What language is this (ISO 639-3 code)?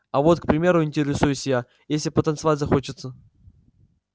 rus